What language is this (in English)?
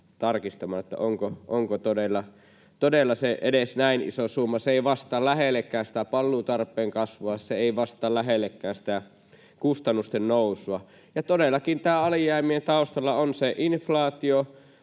Finnish